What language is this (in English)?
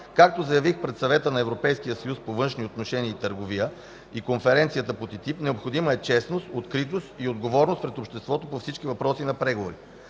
Bulgarian